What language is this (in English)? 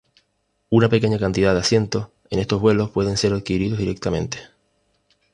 Spanish